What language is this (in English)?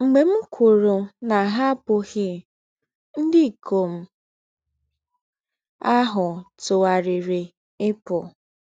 Igbo